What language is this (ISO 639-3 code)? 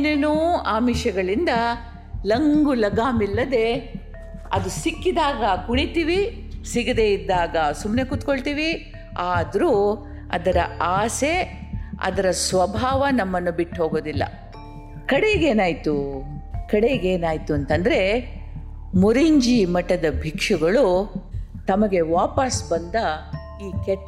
kan